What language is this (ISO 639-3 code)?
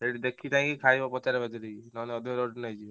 ori